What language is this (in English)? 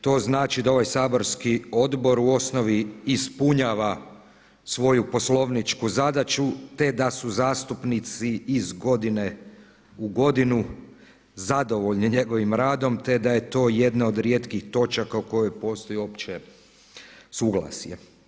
Croatian